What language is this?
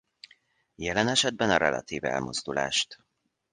Hungarian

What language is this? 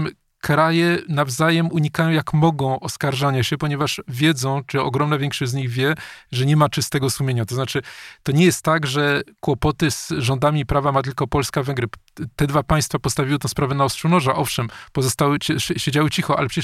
Polish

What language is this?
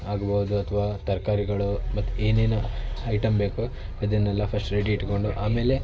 Kannada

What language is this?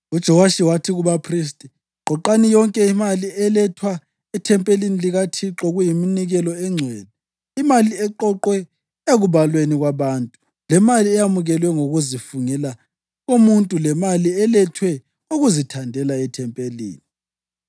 North Ndebele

